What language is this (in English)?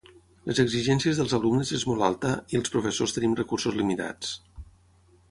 Catalan